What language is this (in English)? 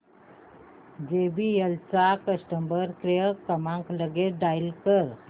Marathi